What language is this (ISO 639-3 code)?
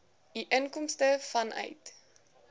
afr